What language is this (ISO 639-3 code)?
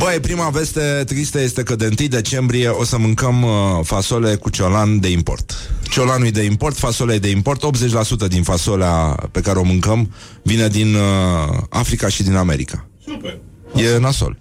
ron